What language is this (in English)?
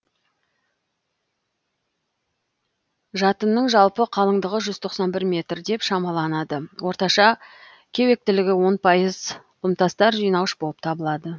Kazakh